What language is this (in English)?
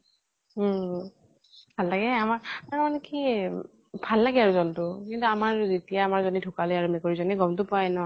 Assamese